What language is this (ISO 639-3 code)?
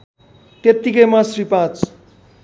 nep